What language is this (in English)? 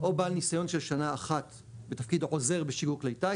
Hebrew